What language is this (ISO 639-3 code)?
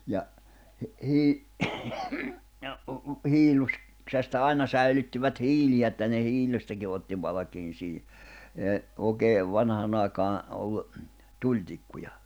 fin